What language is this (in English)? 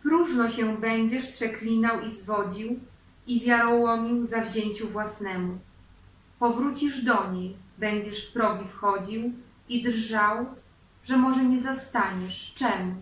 Polish